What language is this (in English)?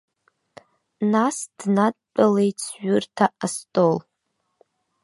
Abkhazian